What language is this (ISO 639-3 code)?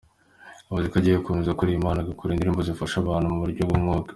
kin